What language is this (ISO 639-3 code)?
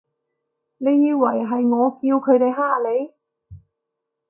yue